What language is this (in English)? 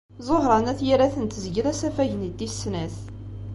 Kabyle